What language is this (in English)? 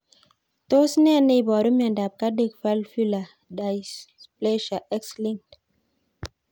Kalenjin